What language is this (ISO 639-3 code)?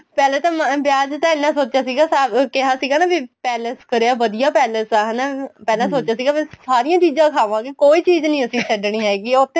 pan